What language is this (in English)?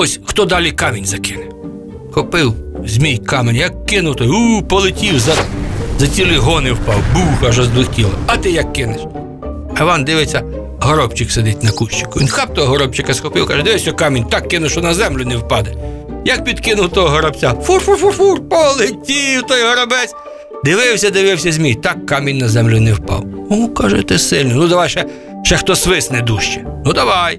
Ukrainian